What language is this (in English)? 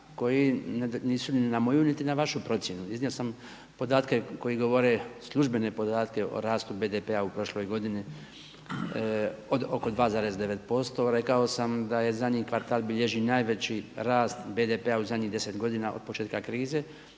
Croatian